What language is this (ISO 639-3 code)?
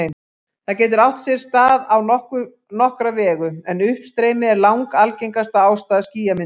isl